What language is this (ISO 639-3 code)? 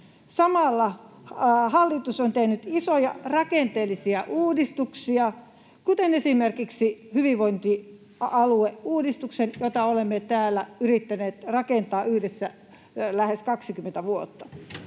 fin